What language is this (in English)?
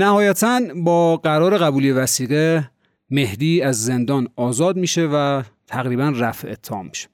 Persian